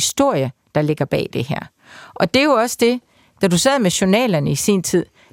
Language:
Danish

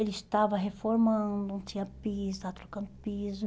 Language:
Portuguese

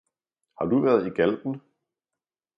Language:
Danish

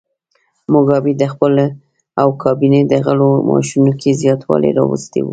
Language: Pashto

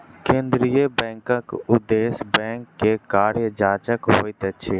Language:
Maithili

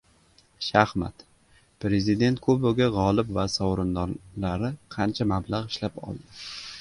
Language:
Uzbek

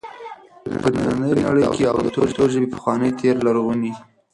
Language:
Pashto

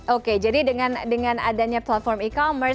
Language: Indonesian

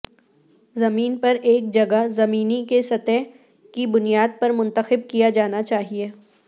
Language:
Urdu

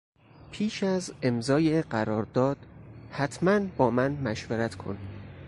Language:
Persian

